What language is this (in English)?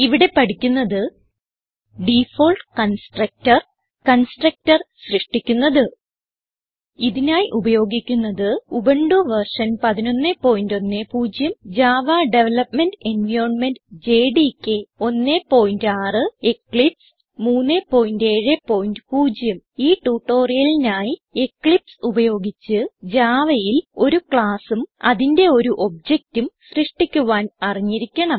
Malayalam